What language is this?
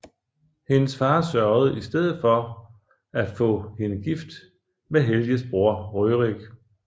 Danish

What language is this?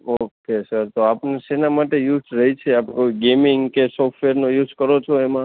Gujarati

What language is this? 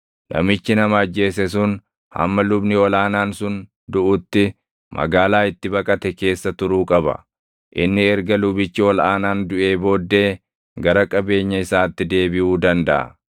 Oromo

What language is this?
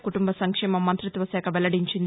Telugu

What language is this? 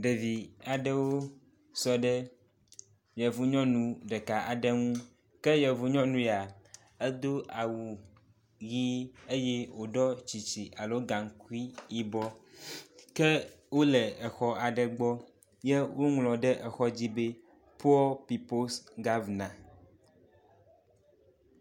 Ewe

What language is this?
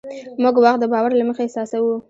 Pashto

